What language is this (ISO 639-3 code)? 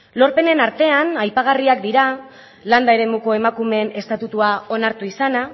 eus